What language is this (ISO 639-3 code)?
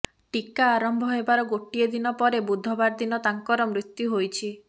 ori